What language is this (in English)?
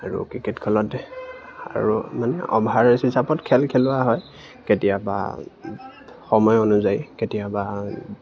Assamese